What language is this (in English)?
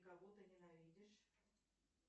Russian